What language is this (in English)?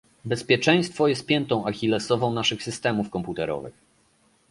Polish